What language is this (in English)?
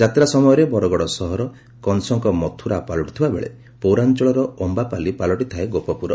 Odia